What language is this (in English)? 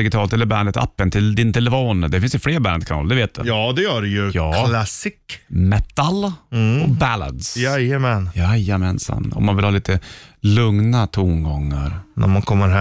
Swedish